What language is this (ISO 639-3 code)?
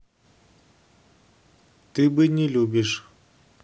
rus